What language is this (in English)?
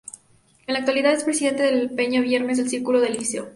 Spanish